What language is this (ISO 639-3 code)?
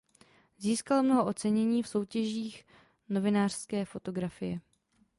ces